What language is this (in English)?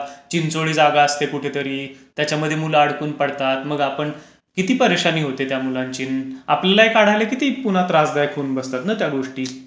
Marathi